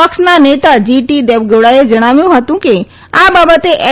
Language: Gujarati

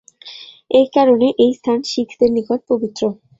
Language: Bangla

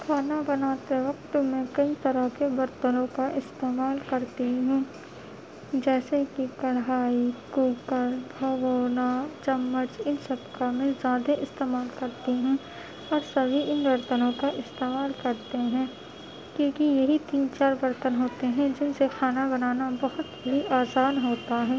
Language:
Urdu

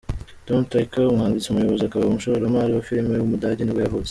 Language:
Kinyarwanda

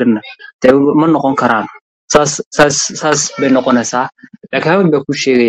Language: Arabic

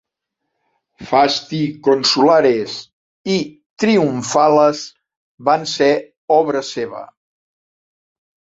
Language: Catalan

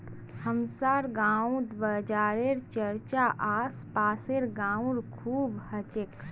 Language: Magahi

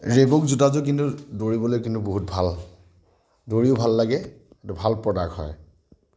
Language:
Assamese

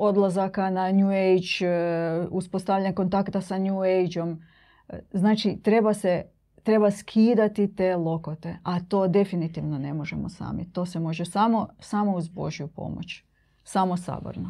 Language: Croatian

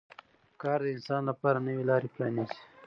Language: Pashto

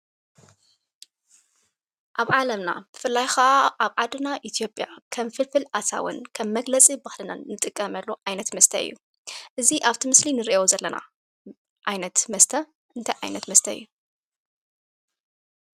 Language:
Tigrinya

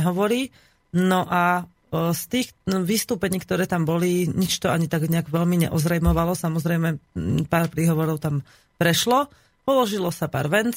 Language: Slovak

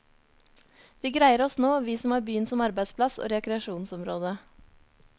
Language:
Norwegian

